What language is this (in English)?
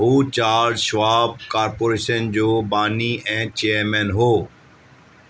Sindhi